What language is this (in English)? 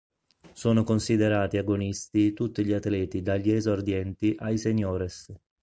Italian